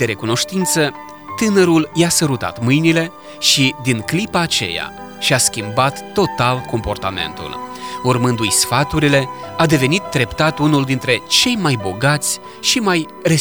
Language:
Romanian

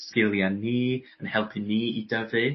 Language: Welsh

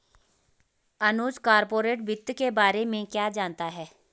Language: Hindi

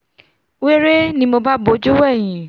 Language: Yoruba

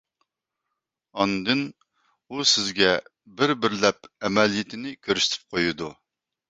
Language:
Uyghur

